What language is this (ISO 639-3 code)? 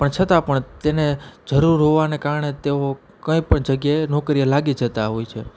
guj